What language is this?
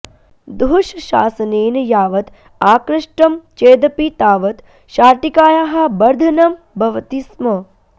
Sanskrit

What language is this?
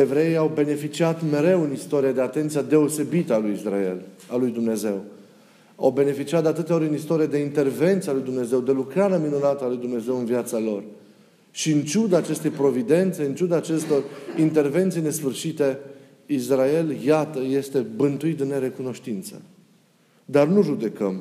Romanian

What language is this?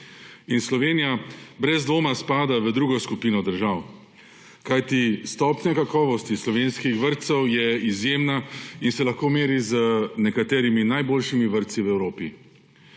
Slovenian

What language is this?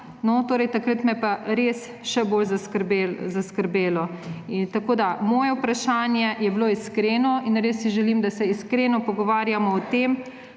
Slovenian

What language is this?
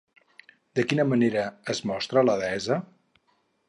Catalan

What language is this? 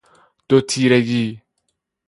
Persian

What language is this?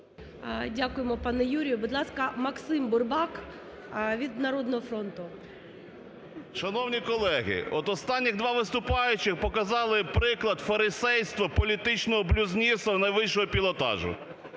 Ukrainian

